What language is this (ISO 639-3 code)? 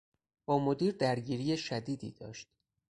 fas